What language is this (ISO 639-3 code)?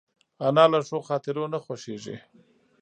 pus